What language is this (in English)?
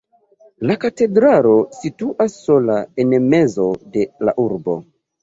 Esperanto